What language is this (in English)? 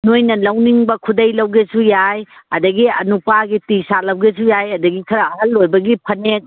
Manipuri